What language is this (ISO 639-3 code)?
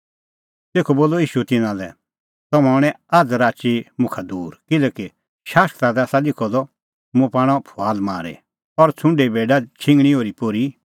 kfx